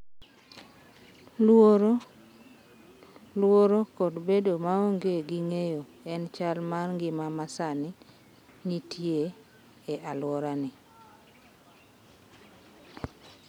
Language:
Luo (Kenya and Tanzania)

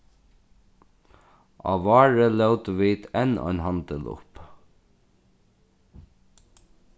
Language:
Faroese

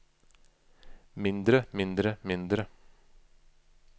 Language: Norwegian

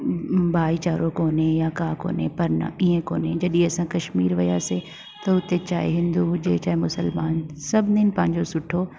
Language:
Sindhi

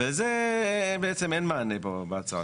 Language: Hebrew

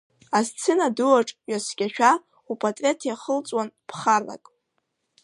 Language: Abkhazian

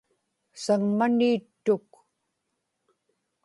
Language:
Inupiaq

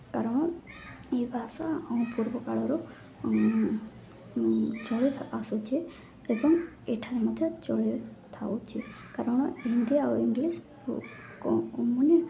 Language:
Odia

